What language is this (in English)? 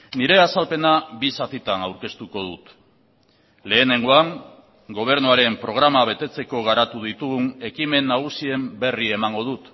Basque